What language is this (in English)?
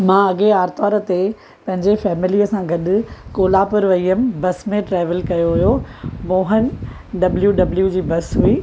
Sindhi